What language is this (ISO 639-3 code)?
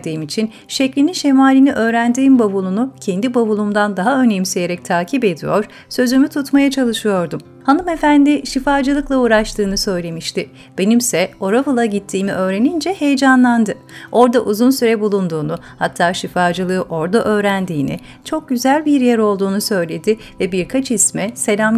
tur